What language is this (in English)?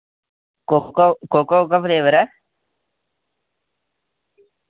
Dogri